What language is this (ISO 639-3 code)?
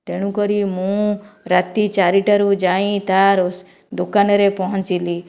ori